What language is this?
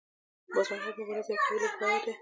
Pashto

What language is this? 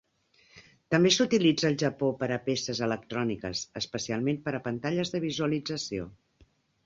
Catalan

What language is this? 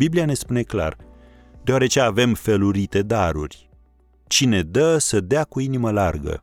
Romanian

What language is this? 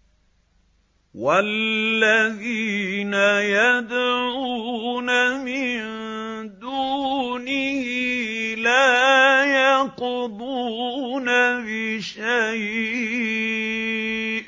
Arabic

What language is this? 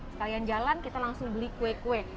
Indonesian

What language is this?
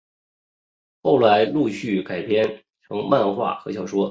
Chinese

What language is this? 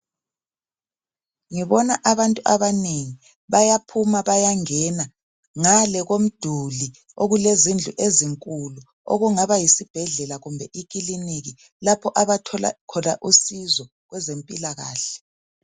North Ndebele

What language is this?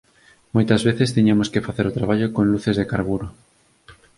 Galician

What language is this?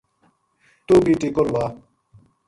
Gujari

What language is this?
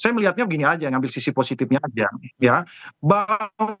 Indonesian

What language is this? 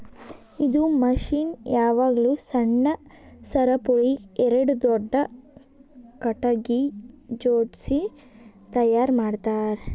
Kannada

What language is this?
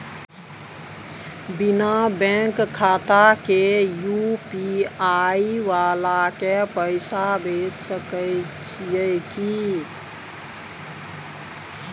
Maithili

